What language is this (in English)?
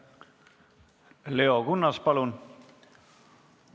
Estonian